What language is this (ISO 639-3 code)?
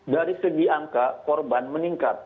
ind